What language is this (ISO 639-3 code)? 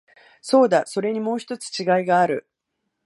jpn